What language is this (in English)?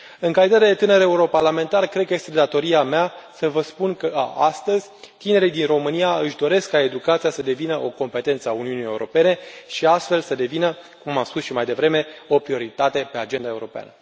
Romanian